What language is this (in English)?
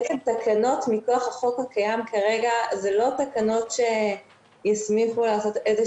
Hebrew